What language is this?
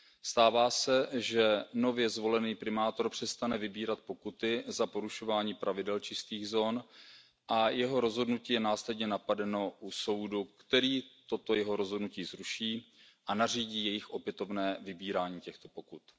Czech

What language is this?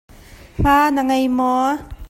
Hakha Chin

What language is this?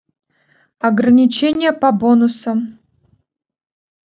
Russian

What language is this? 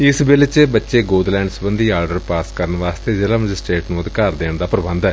Punjabi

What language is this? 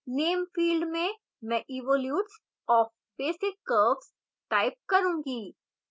Hindi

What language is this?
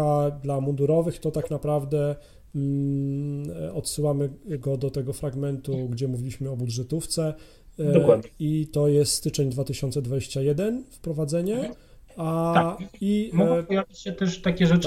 Polish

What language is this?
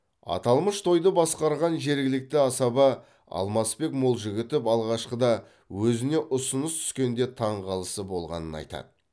Kazakh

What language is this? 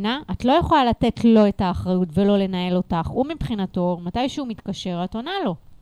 Hebrew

